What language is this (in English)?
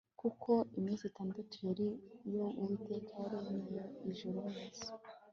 Kinyarwanda